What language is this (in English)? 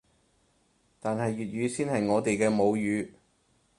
Cantonese